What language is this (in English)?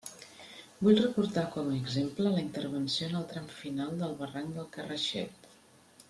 Catalan